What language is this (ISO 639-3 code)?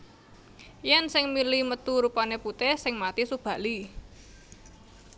jav